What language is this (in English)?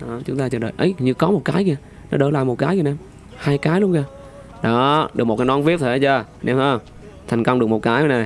Vietnamese